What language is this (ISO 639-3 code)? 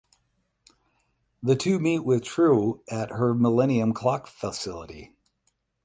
eng